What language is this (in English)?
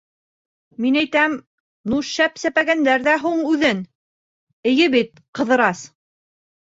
Bashkir